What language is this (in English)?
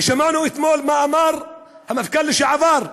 Hebrew